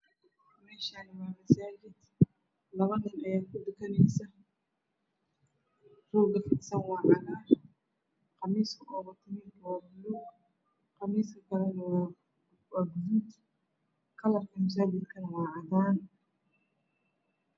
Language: Somali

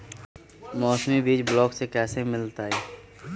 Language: Magahi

